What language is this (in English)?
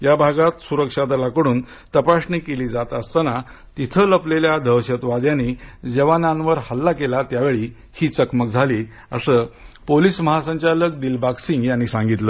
Marathi